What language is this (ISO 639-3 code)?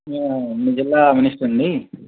tel